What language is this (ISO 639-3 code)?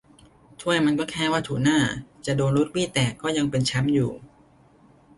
tha